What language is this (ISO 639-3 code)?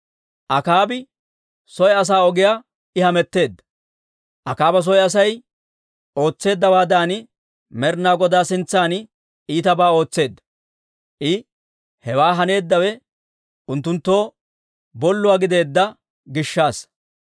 dwr